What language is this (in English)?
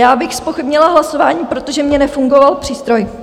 Czech